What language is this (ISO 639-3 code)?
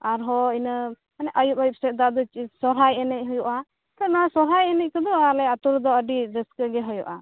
sat